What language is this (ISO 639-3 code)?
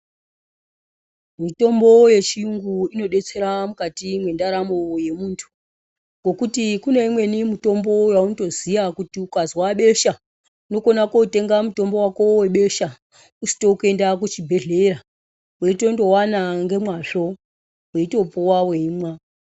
ndc